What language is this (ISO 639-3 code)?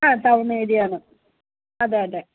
mal